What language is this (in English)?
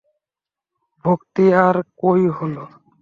Bangla